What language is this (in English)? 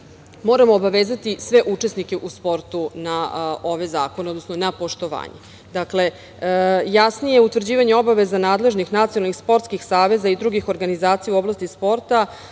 Serbian